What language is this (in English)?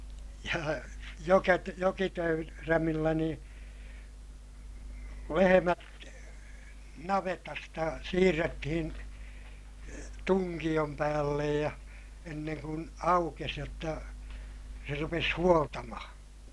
Finnish